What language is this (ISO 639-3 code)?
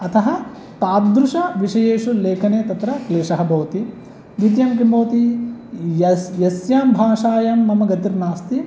san